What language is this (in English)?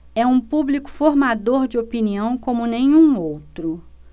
Portuguese